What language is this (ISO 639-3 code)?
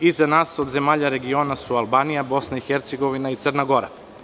srp